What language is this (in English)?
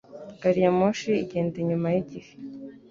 Kinyarwanda